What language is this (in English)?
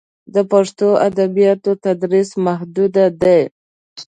Pashto